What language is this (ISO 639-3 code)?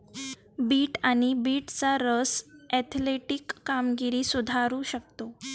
mar